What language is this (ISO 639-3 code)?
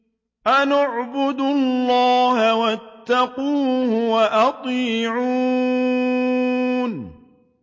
ara